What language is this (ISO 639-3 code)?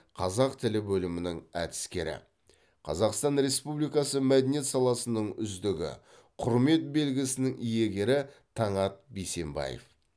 kaz